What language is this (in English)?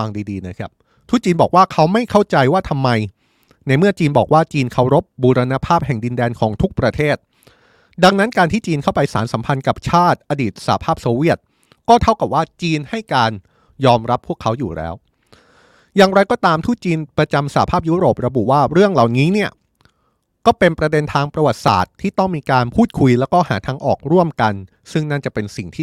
Thai